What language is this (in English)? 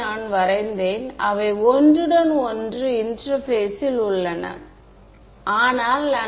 Tamil